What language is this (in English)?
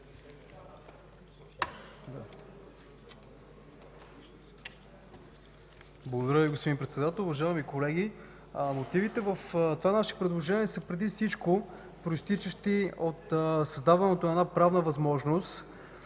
Bulgarian